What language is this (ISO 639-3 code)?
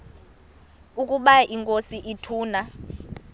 xho